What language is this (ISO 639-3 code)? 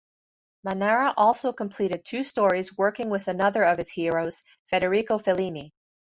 eng